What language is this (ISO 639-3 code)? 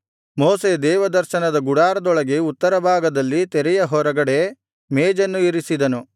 kan